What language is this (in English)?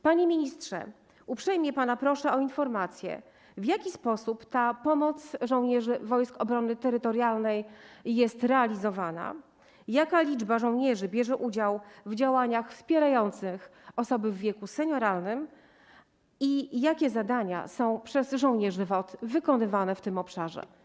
Polish